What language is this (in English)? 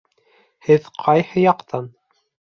Bashkir